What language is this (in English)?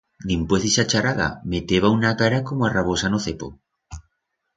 Aragonese